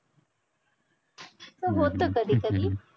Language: Marathi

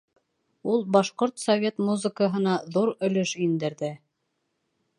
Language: Bashkir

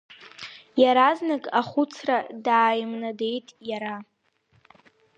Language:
Abkhazian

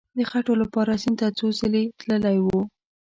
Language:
Pashto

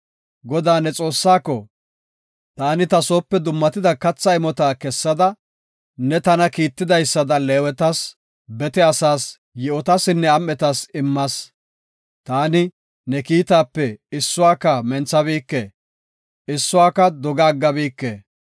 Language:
Gofa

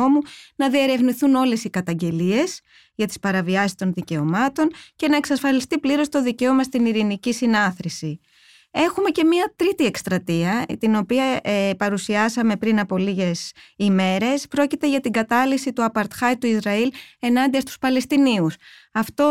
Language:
Greek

